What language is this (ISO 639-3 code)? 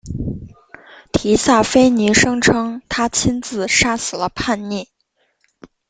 zho